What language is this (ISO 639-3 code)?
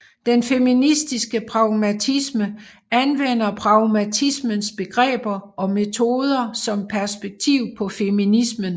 dan